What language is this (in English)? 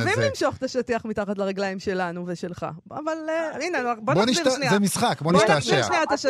Hebrew